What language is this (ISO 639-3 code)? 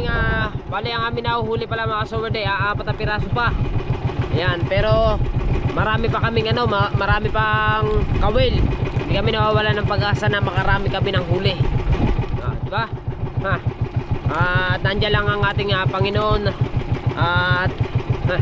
fil